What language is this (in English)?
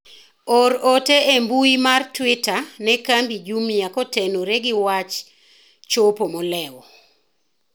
Luo (Kenya and Tanzania)